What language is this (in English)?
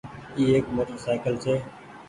Goaria